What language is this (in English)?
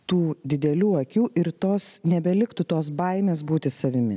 Lithuanian